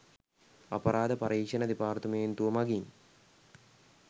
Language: Sinhala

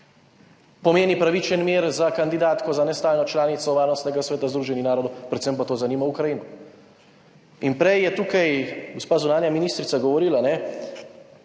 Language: Slovenian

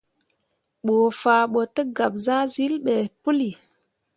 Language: Mundang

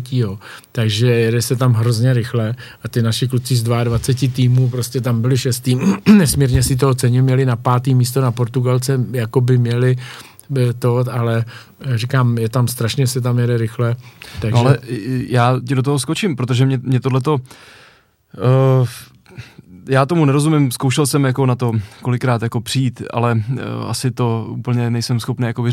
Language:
Czech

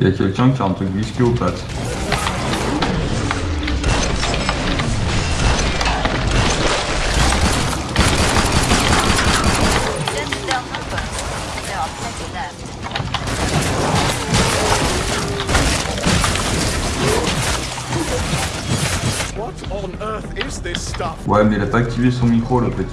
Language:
French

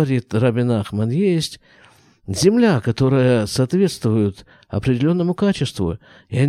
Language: Russian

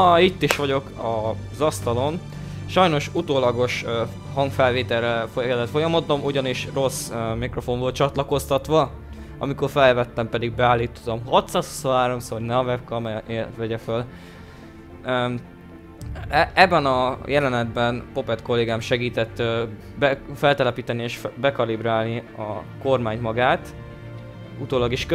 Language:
Hungarian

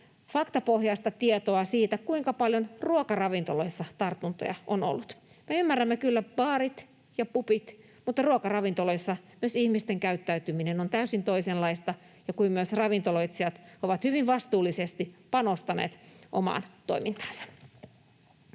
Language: Finnish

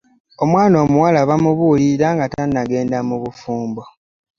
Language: Ganda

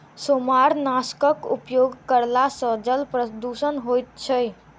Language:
Maithili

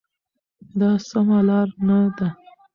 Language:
Pashto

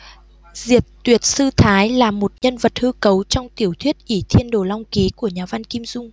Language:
Vietnamese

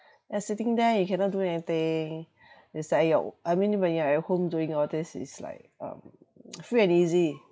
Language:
English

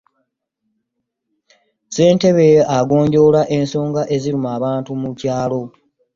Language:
Ganda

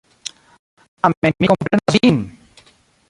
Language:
Esperanto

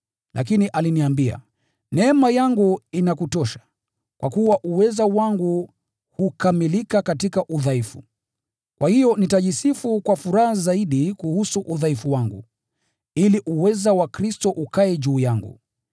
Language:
Swahili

